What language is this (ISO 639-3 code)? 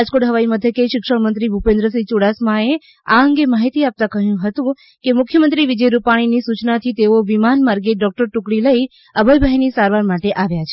guj